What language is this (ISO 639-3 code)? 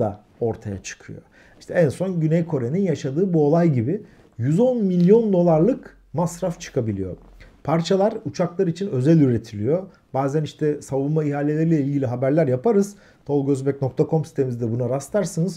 tur